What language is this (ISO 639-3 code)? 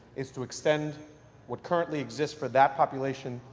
eng